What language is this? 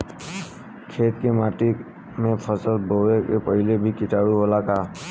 Bhojpuri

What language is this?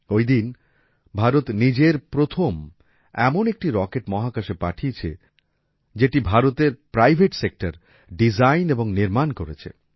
Bangla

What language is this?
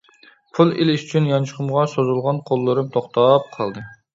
Uyghur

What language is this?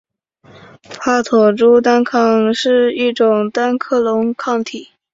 Chinese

